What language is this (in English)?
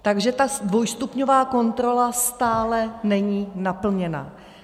Czech